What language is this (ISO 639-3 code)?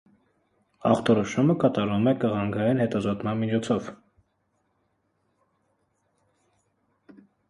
hye